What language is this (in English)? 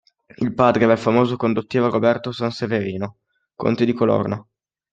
Italian